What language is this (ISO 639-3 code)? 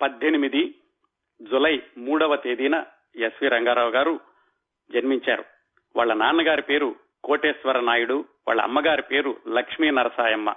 tel